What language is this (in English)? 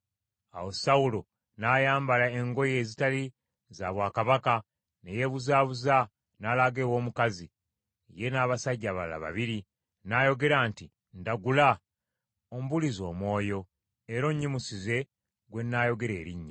Ganda